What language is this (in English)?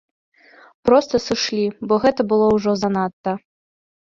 Belarusian